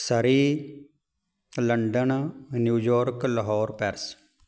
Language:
Punjabi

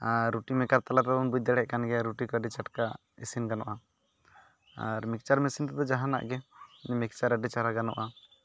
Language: Santali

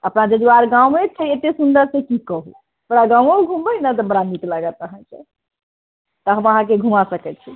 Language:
Maithili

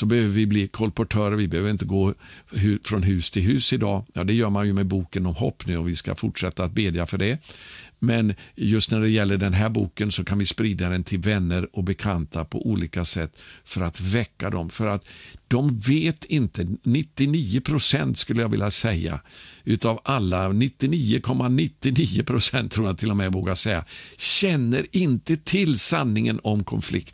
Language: Swedish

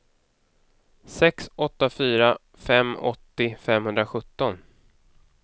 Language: Swedish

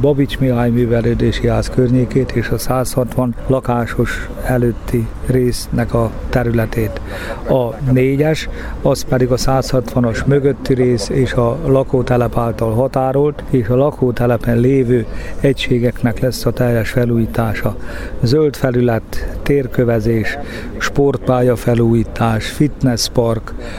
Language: Hungarian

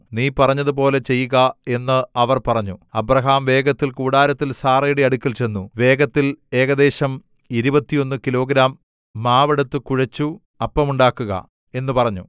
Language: Malayalam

